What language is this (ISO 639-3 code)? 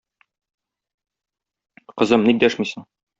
tat